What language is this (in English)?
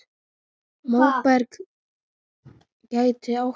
Icelandic